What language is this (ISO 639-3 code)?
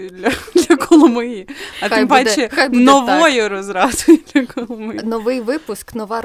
ukr